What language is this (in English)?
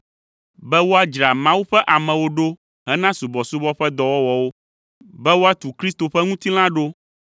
Ewe